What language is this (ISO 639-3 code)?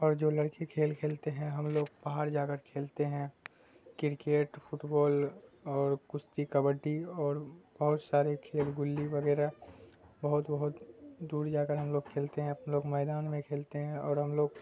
urd